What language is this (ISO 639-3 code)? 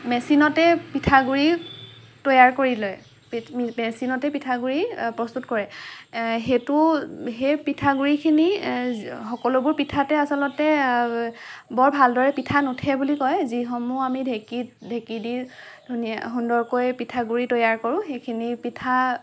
asm